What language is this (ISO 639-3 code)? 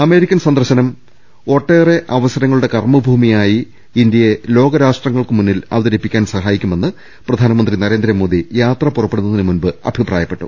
mal